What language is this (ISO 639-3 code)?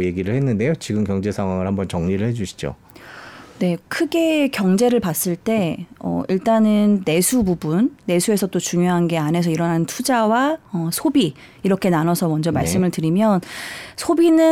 kor